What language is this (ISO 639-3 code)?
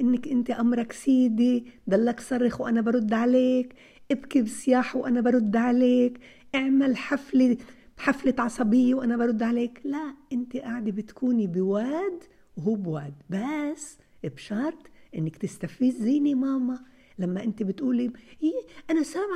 ara